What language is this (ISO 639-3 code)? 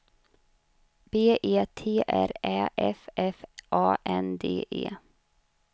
swe